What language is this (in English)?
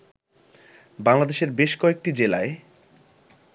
Bangla